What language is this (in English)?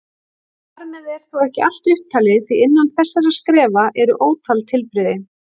Icelandic